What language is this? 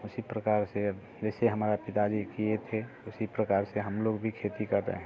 Hindi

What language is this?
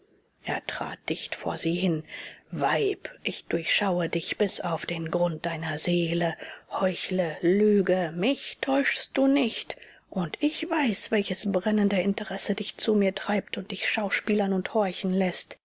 German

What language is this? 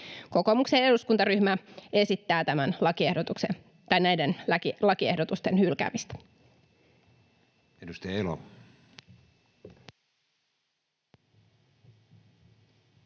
Finnish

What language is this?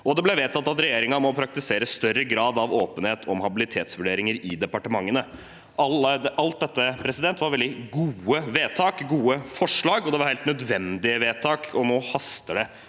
Norwegian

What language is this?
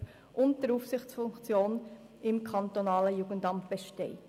Swiss German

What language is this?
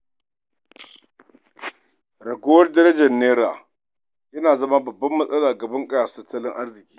Hausa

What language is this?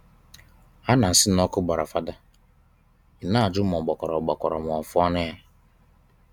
Igbo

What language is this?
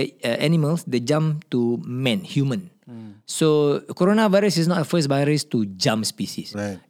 Malay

